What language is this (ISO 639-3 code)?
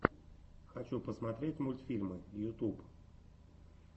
rus